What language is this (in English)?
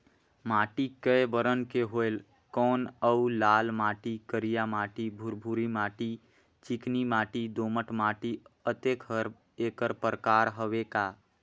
Chhattisgarhi